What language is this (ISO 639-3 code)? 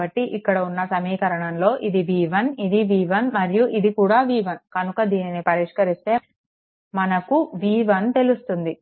tel